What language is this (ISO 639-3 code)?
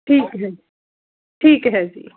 pan